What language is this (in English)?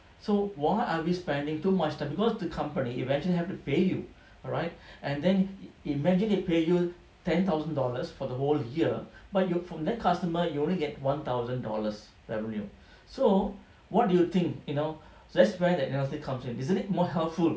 English